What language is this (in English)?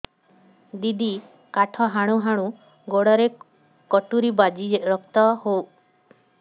Odia